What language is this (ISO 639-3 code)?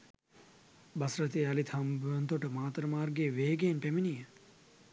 sin